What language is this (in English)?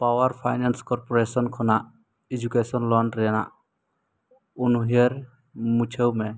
Santali